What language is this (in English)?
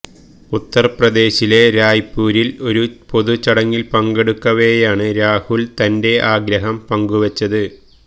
Malayalam